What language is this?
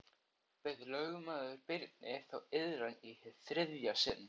Icelandic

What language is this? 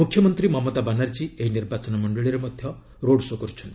Odia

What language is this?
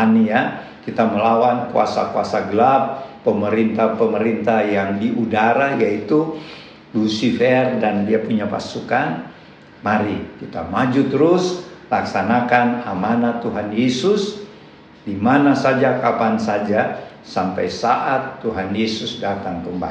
Indonesian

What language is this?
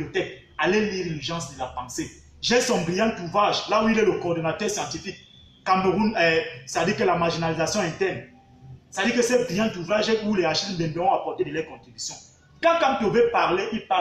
French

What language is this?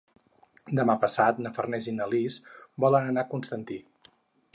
Catalan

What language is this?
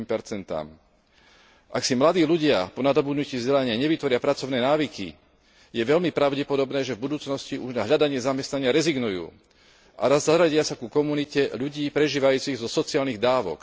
Slovak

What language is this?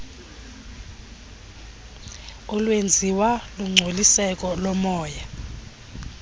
Xhosa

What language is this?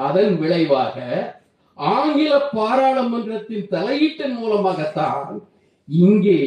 Tamil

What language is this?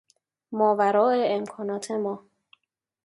Persian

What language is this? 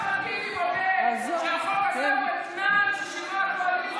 Hebrew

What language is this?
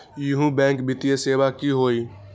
Magahi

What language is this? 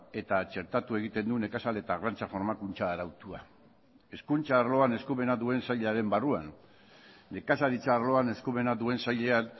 Basque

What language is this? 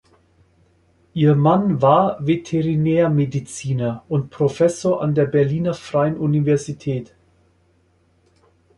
German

